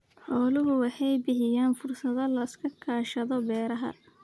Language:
Somali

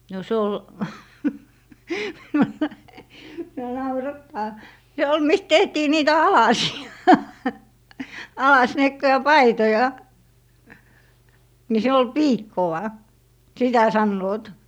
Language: Finnish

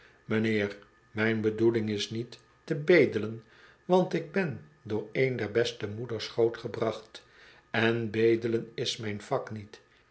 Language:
Dutch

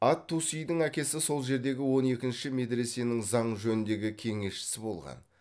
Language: Kazakh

